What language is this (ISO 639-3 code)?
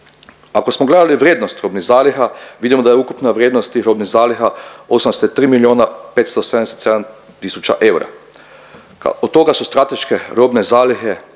hrv